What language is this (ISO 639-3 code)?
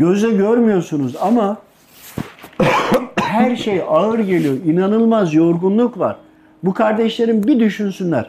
tur